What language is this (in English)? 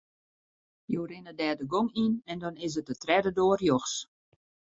Western Frisian